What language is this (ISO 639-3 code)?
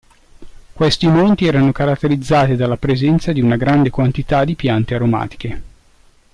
ita